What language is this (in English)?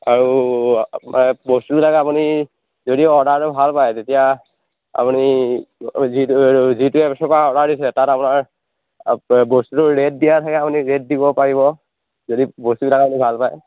Assamese